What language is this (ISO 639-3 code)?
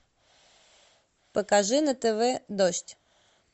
rus